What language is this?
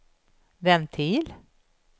Swedish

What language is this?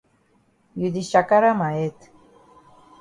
Cameroon Pidgin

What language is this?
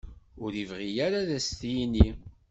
Kabyle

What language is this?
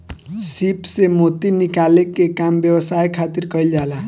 Bhojpuri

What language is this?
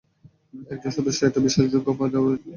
Bangla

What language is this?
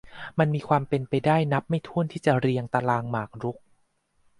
Thai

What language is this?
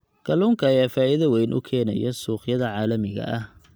Somali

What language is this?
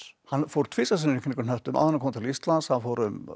Icelandic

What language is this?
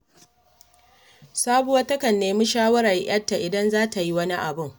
Hausa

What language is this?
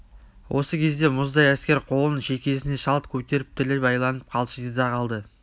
Kazakh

